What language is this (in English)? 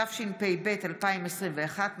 Hebrew